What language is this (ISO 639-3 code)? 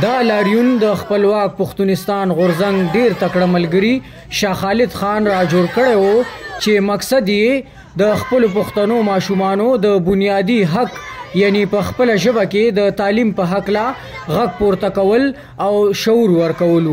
ara